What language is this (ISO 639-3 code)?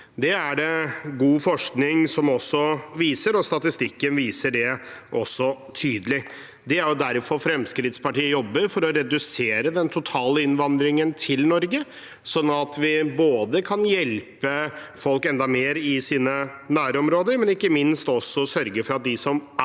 nor